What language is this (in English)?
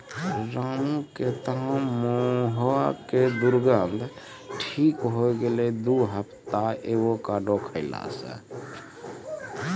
Maithili